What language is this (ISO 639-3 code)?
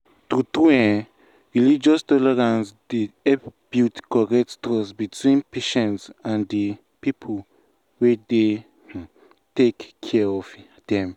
pcm